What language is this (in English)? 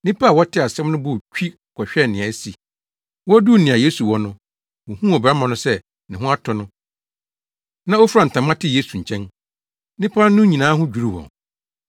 Akan